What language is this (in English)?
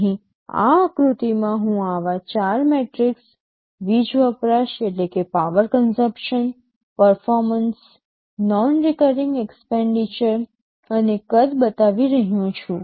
Gujarati